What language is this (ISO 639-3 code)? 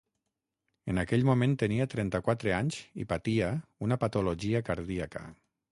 cat